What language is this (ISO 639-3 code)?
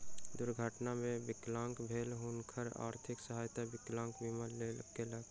mai